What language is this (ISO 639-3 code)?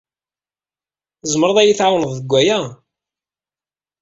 kab